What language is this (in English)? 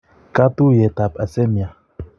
Kalenjin